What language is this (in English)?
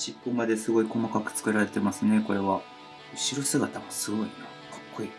Japanese